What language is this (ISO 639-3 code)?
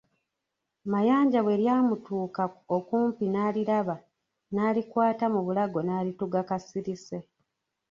lug